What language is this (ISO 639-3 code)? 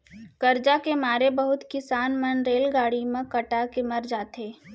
hne